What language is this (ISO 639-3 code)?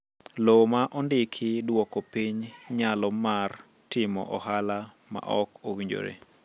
luo